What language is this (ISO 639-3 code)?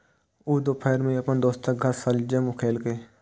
mai